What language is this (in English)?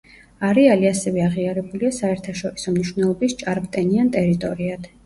Georgian